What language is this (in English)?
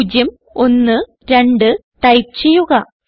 Malayalam